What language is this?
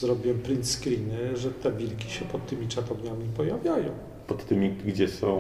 Polish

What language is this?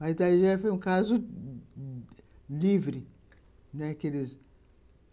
Portuguese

